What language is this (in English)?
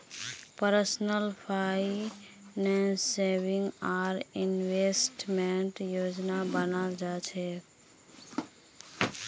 Magahi